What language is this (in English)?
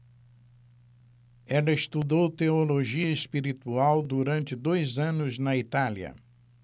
Portuguese